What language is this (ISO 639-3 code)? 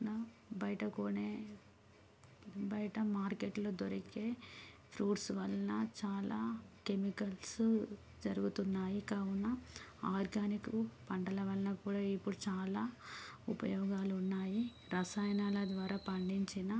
tel